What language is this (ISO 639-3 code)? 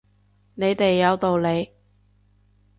yue